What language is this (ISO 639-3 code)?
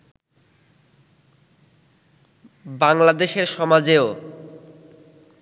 ben